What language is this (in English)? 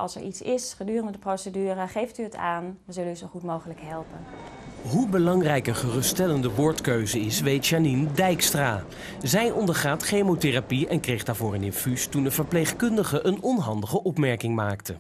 Dutch